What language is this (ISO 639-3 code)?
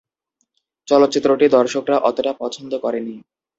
ben